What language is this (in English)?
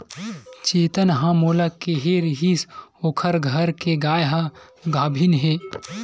Chhattisgarhi